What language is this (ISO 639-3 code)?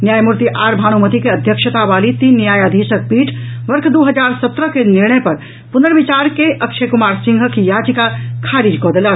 mai